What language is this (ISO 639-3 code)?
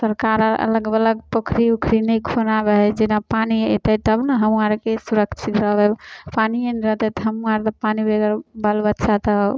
mai